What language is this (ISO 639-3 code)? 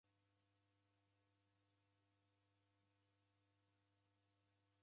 dav